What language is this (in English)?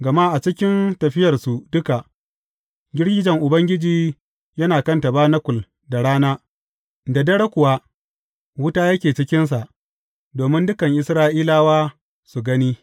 Hausa